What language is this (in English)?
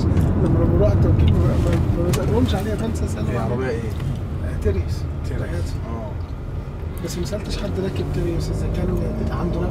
Arabic